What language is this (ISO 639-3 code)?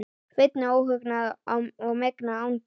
isl